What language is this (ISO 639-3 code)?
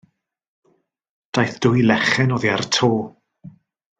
cym